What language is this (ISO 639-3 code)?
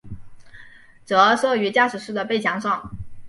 zho